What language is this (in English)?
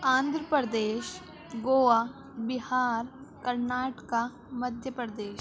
Urdu